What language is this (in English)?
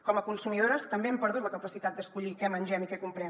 Catalan